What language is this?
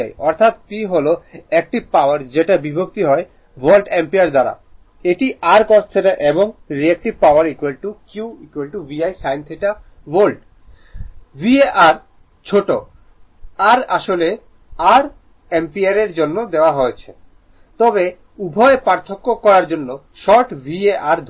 Bangla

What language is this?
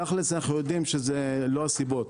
Hebrew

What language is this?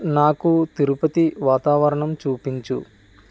Telugu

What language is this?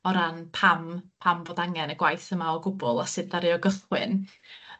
Welsh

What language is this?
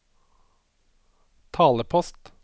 Norwegian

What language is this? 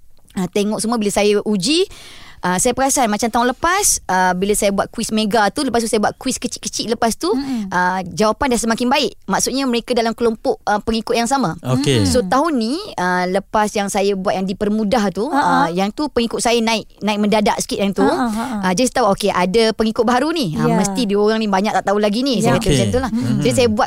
Malay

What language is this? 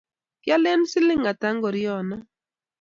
Kalenjin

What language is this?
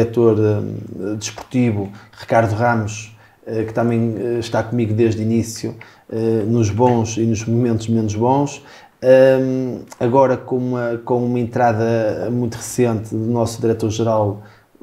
Portuguese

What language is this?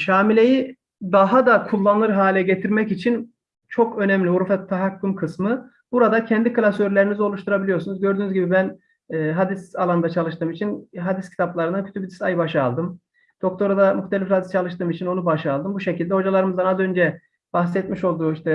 Turkish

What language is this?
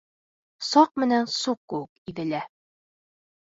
Bashkir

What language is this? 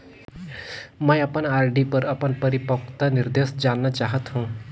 Chhattisgarhi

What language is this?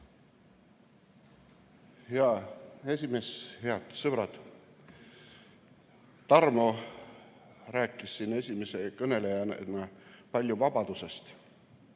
Estonian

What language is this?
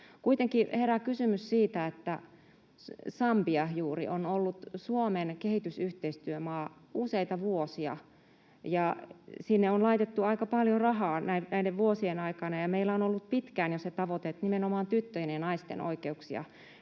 Finnish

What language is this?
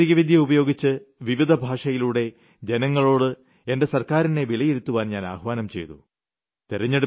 Malayalam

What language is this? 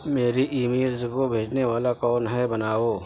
Urdu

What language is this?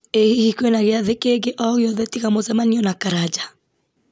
Kikuyu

